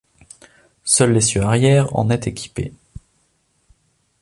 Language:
French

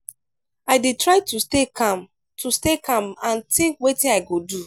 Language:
Nigerian Pidgin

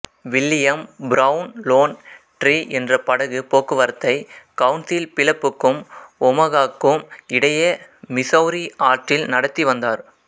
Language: Tamil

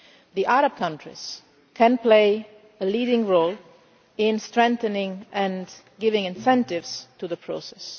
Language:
English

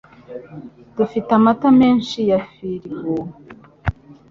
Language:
Kinyarwanda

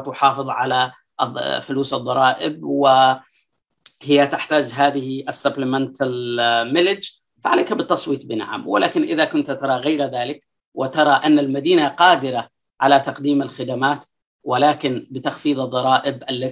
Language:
Arabic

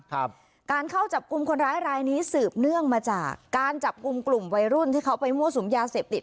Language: Thai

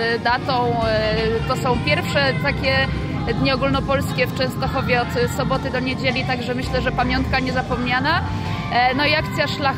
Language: Polish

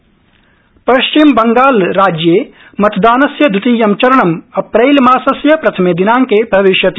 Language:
Sanskrit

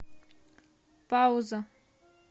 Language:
Russian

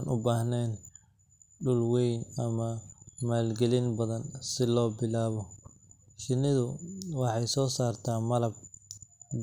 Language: Somali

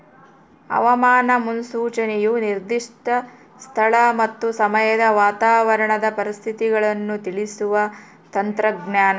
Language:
Kannada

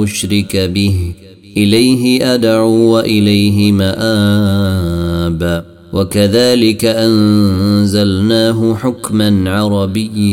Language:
Arabic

